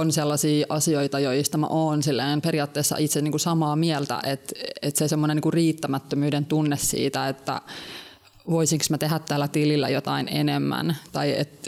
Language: Finnish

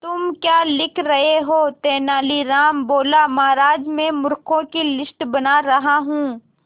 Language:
Hindi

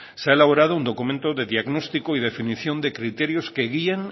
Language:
Spanish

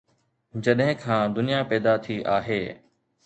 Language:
Sindhi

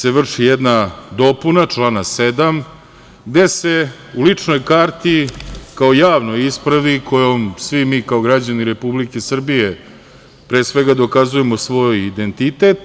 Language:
Serbian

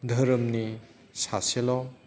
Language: Bodo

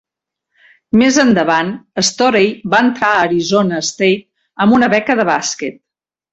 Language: Catalan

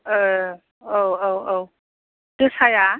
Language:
Bodo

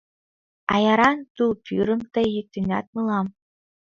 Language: Mari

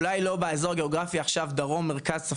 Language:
Hebrew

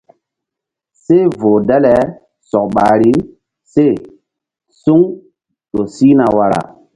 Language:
Mbum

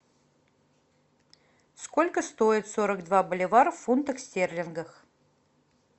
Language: Russian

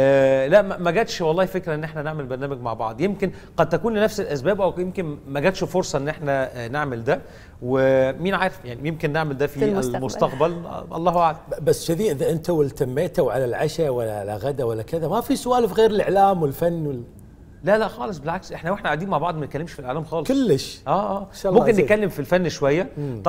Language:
Arabic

